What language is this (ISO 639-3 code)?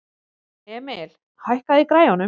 isl